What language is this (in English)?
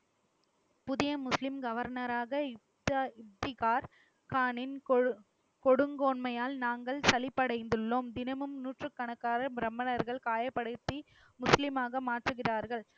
Tamil